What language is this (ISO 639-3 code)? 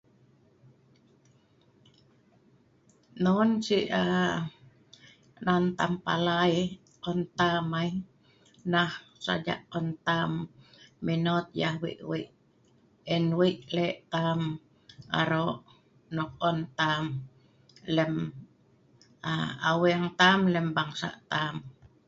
snv